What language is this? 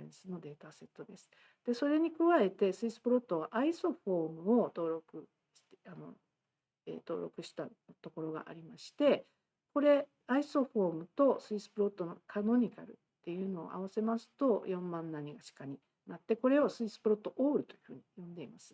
Japanese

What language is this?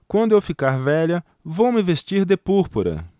Portuguese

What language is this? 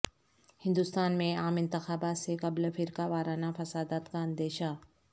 Urdu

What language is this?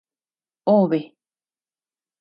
Tepeuxila Cuicatec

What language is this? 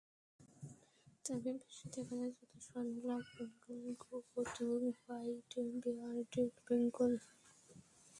Bangla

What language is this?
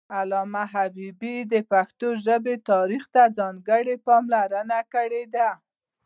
Pashto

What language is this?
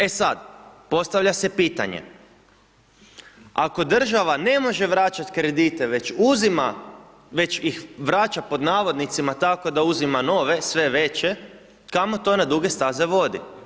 Croatian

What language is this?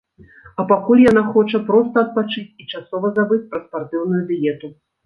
Belarusian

